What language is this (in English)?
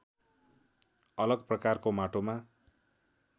Nepali